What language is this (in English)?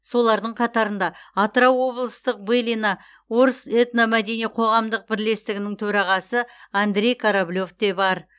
Kazakh